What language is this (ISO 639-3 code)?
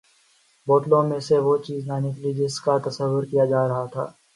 urd